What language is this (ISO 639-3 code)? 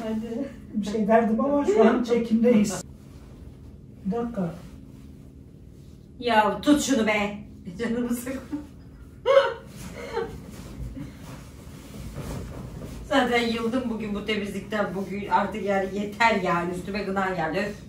tur